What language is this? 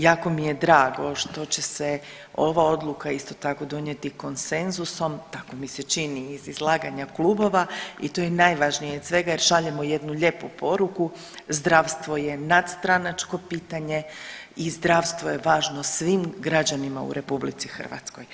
Croatian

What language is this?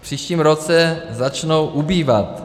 Czech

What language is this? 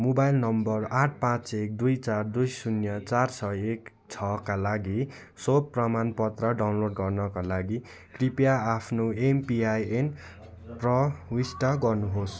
Nepali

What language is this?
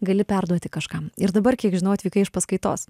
Lithuanian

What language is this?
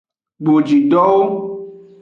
Aja (Benin)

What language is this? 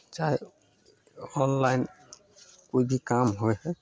Maithili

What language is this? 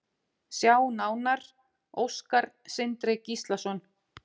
Icelandic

